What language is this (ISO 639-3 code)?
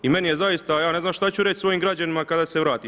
hrv